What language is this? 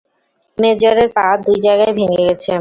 Bangla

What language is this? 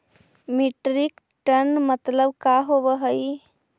Magahi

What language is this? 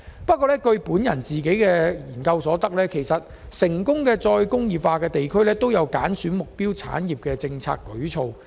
Cantonese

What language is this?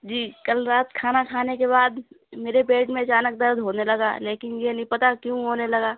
Urdu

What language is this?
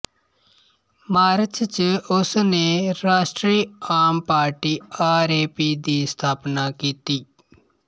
Punjabi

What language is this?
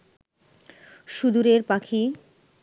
Bangla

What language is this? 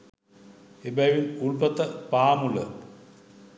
Sinhala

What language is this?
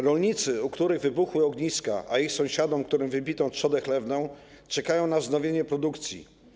Polish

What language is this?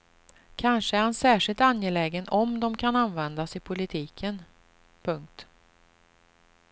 Swedish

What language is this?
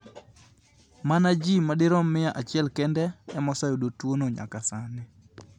Luo (Kenya and Tanzania)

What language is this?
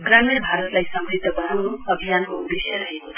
Nepali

